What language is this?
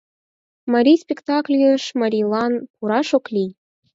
Mari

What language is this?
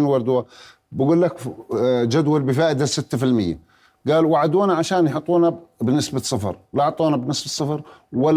Arabic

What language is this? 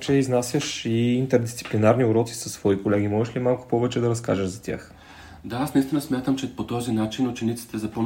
Bulgarian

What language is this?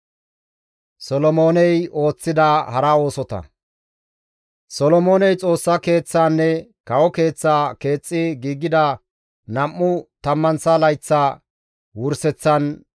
Gamo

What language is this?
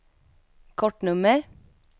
Swedish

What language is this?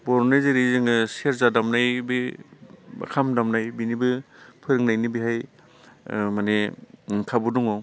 Bodo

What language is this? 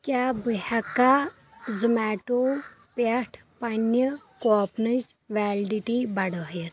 Kashmiri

